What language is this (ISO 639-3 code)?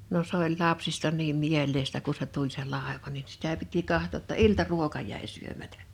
fin